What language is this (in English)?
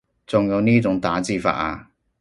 Cantonese